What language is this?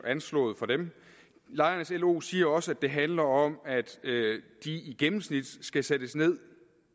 Danish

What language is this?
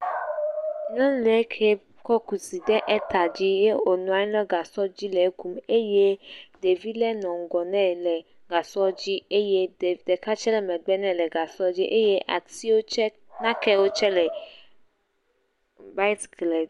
Ewe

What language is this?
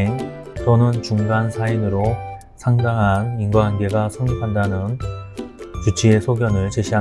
Korean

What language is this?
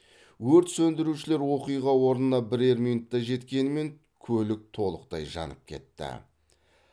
Kazakh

